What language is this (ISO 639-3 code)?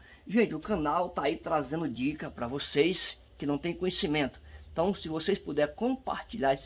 por